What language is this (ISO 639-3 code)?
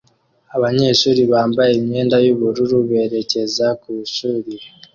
kin